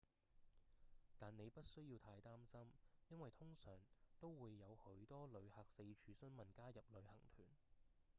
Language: Cantonese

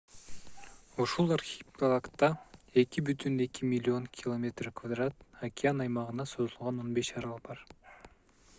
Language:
Kyrgyz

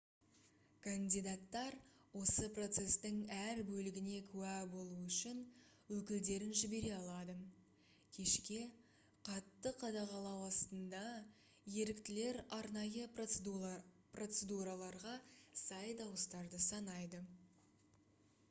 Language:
Kazakh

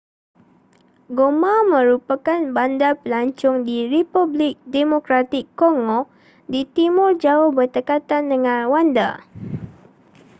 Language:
Malay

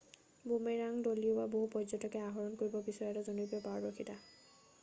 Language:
Assamese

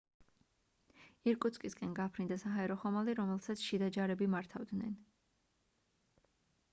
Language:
Georgian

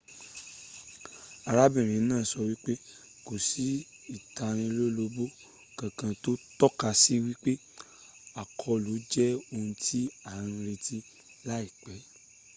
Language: Yoruba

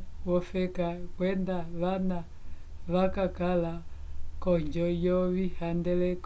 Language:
Umbundu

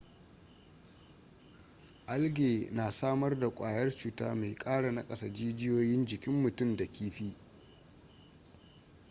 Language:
Hausa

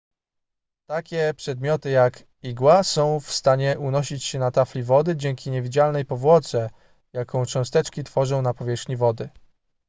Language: Polish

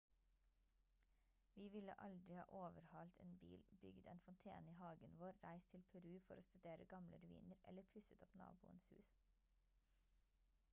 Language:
Norwegian Bokmål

